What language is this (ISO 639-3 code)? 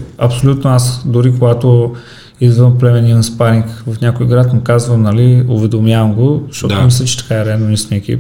bul